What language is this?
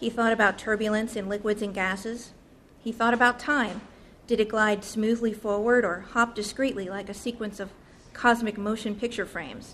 English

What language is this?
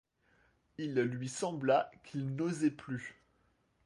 French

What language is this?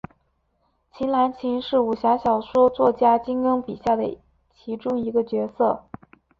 Chinese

